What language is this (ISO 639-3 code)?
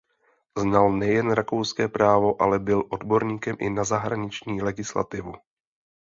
ces